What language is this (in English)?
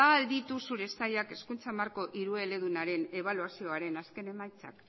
Basque